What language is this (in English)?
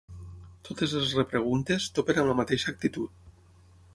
Catalan